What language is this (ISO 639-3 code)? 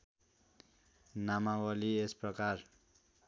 nep